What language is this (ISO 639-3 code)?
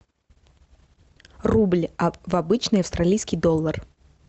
rus